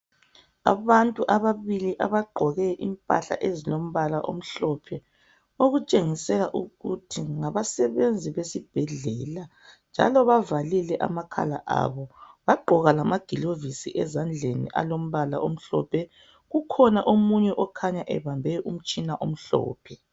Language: North Ndebele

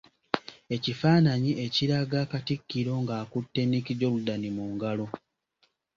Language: Ganda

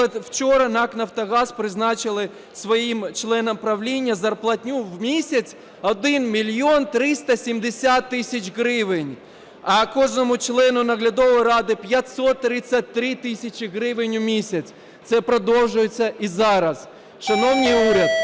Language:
Ukrainian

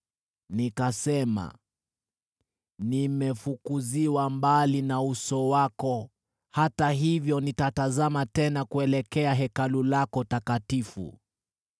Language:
Swahili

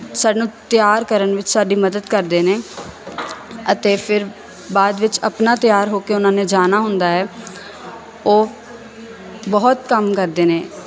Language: Punjabi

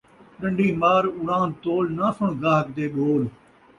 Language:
Saraiki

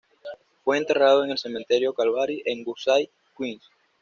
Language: Spanish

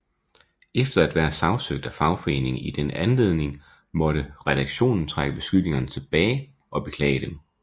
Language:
Danish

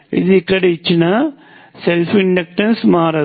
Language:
Telugu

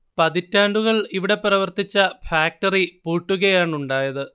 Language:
Malayalam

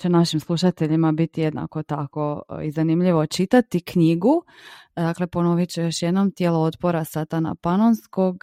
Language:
Croatian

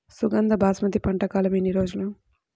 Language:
Telugu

